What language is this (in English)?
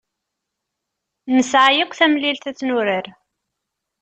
Kabyle